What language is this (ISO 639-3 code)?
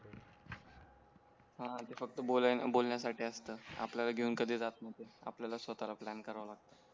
mar